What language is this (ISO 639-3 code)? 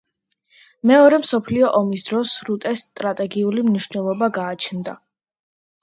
kat